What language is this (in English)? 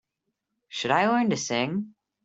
English